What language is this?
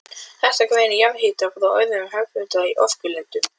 Icelandic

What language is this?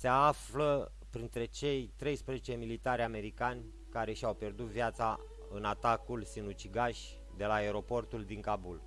Romanian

